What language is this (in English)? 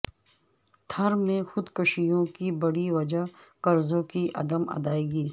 Urdu